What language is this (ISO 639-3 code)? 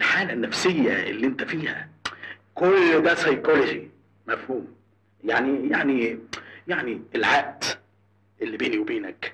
ara